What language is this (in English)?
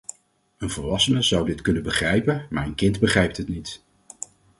Dutch